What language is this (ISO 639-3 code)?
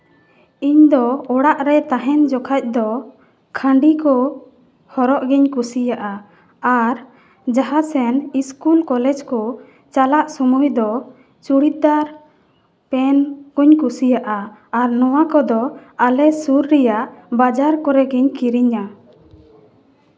sat